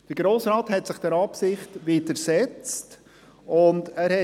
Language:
Swiss German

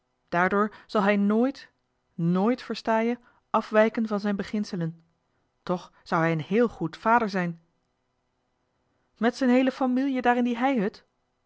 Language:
Dutch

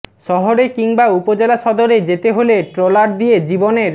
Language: Bangla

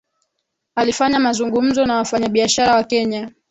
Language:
Swahili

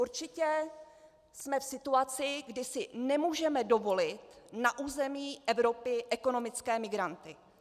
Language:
Czech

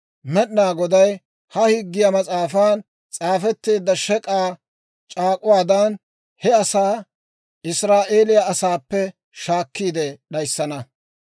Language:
Dawro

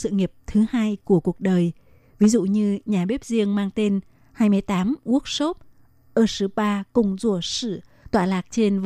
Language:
Vietnamese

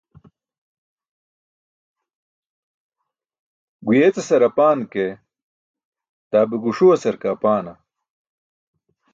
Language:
Burushaski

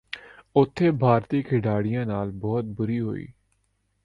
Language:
Punjabi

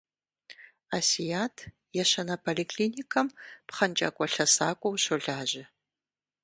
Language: Kabardian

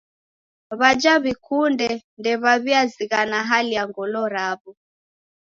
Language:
Taita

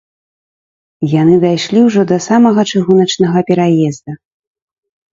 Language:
Belarusian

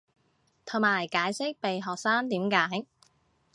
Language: Cantonese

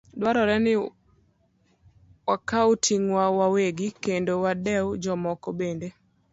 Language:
Luo (Kenya and Tanzania)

